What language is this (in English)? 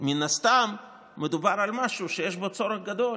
Hebrew